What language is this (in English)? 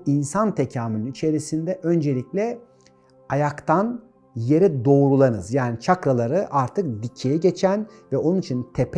Turkish